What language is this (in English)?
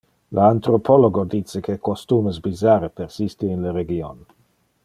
Interlingua